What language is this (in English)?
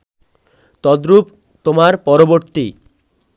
Bangla